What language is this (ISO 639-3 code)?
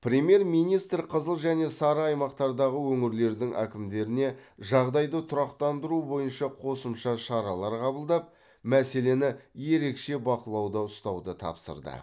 kaz